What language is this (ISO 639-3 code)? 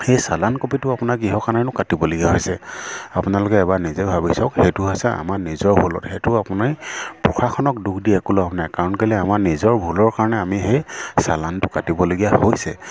asm